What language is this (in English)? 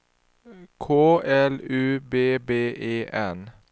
Swedish